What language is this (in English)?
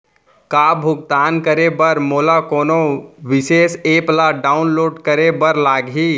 Chhattisgarhi